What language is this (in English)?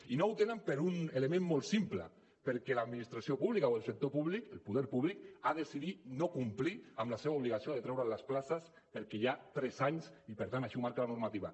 Catalan